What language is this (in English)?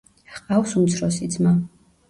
Georgian